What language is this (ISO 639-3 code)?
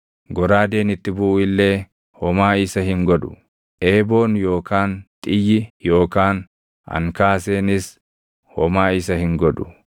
orm